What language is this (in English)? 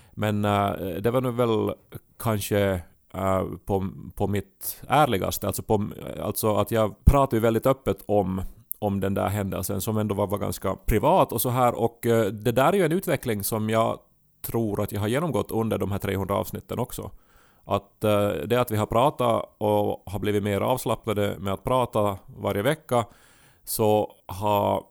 Swedish